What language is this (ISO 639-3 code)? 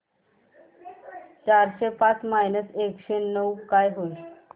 mar